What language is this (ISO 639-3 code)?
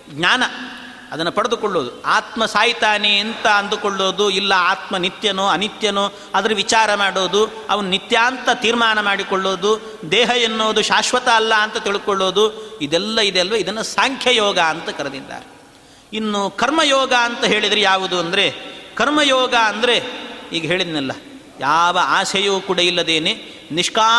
kan